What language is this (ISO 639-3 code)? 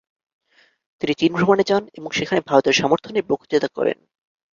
ben